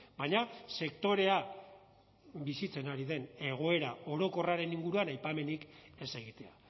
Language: Basque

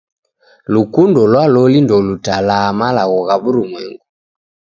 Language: Taita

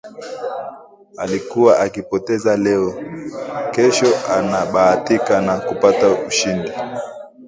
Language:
Swahili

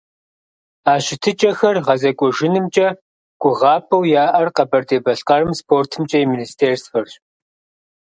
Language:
Kabardian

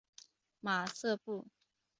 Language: Chinese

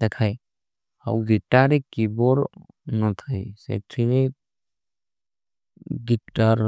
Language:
Kui (India)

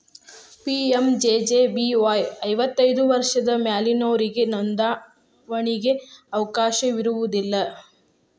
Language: Kannada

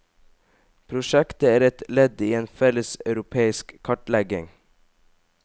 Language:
Norwegian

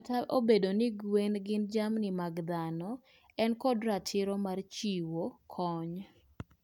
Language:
Luo (Kenya and Tanzania)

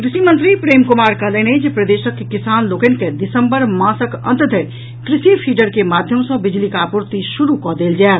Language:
Maithili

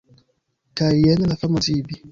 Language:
Esperanto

